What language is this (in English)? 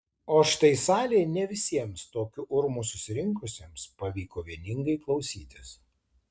Lithuanian